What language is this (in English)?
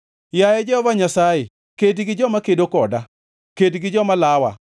Luo (Kenya and Tanzania)